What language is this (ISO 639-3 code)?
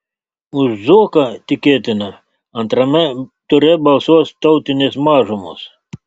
lit